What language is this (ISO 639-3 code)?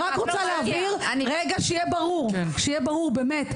heb